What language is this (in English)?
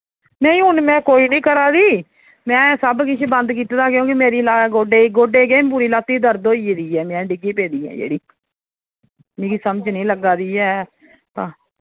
Dogri